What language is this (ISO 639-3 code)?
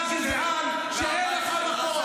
heb